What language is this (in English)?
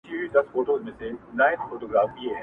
Pashto